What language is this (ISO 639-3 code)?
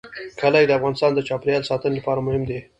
pus